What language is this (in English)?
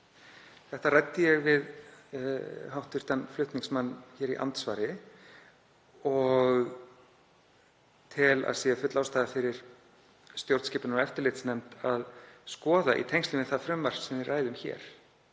Icelandic